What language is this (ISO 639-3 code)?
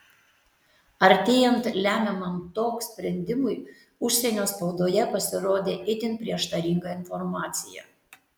lit